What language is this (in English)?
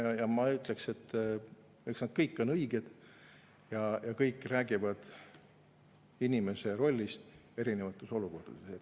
Estonian